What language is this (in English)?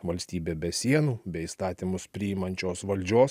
Lithuanian